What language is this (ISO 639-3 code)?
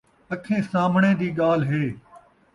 skr